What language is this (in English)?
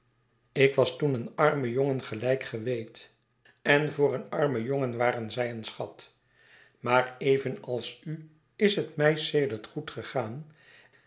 Dutch